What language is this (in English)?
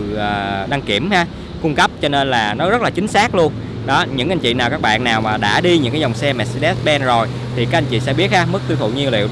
Vietnamese